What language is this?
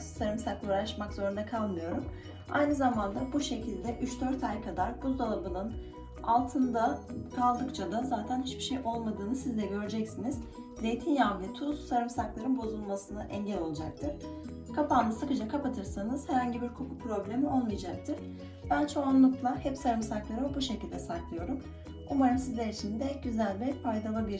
Turkish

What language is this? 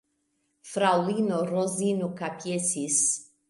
Esperanto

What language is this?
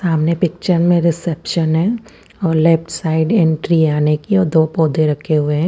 Hindi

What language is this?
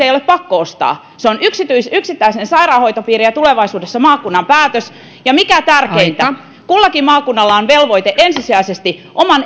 Finnish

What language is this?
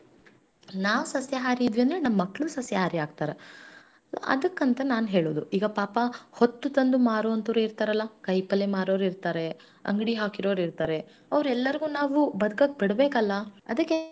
Kannada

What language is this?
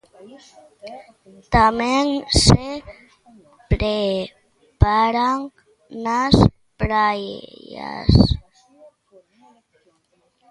Galician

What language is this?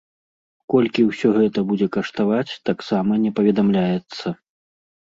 Belarusian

